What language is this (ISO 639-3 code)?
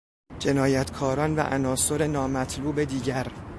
fas